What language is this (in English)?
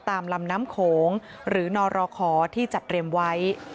Thai